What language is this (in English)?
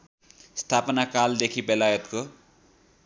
Nepali